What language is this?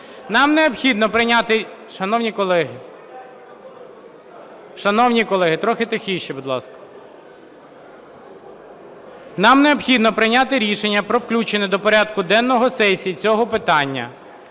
Ukrainian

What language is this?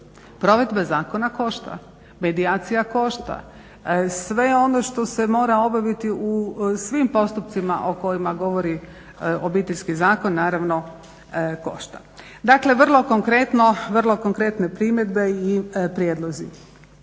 Croatian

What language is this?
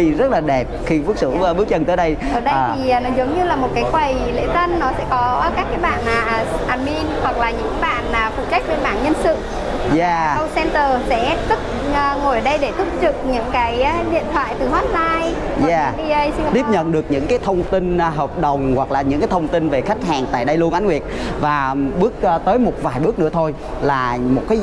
Vietnamese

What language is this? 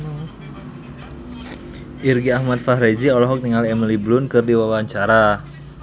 Sundanese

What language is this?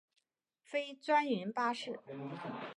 Chinese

